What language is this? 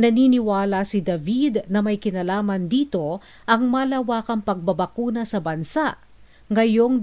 Filipino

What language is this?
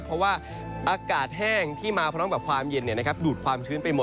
Thai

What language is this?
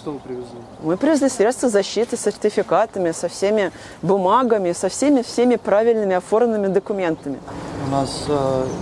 Russian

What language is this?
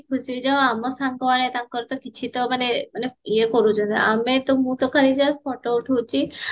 Odia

